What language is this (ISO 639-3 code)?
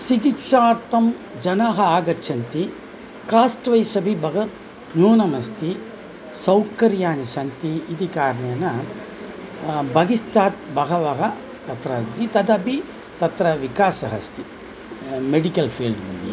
san